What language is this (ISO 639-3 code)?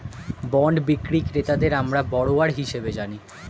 ben